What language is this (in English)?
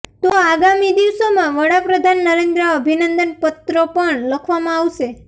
Gujarati